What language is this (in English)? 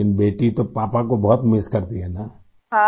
Urdu